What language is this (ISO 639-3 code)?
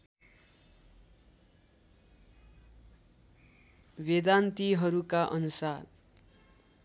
nep